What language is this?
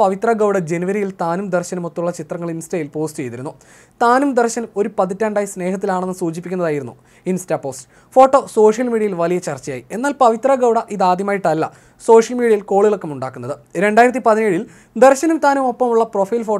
Malayalam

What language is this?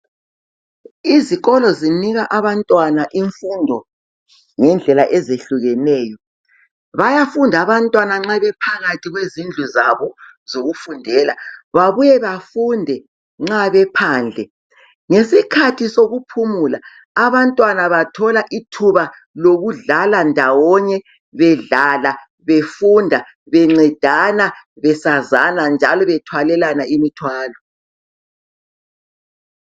North Ndebele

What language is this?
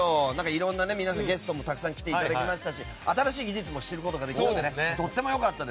Japanese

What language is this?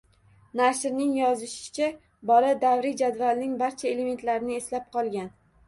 Uzbek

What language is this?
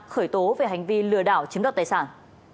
Vietnamese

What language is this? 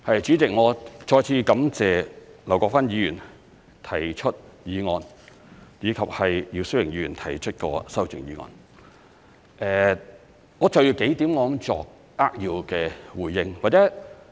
Cantonese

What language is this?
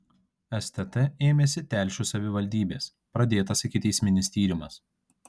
Lithuanian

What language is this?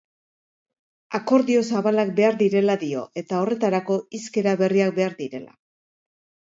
Basque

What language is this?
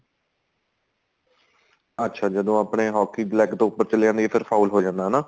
Punjabi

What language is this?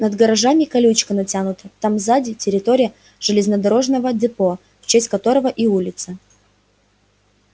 Russian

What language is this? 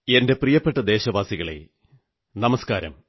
Malayalam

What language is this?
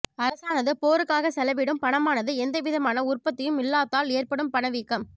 Tamil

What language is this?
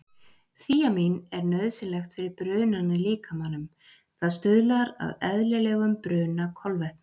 Icelandic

